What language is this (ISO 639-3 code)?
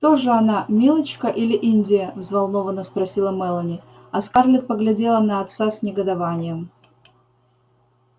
rus